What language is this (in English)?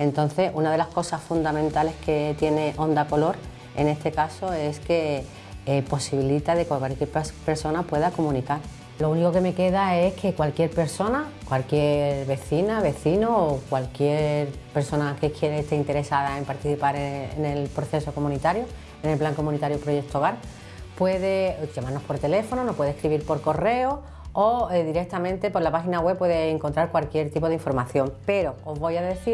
Spanish